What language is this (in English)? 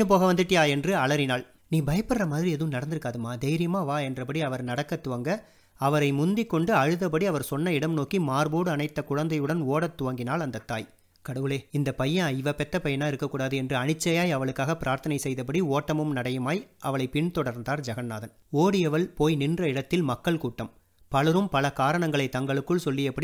Tamil